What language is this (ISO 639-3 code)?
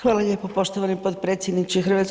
hrv